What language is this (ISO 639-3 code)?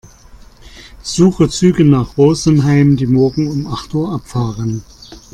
deu